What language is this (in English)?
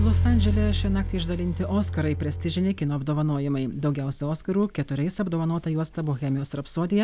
Lithuanian